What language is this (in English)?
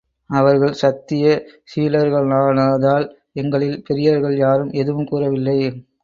Tamil